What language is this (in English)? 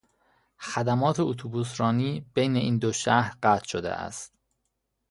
Persian